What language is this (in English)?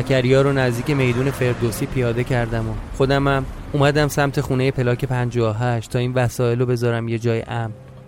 Persian